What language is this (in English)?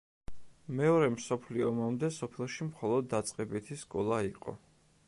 Georgian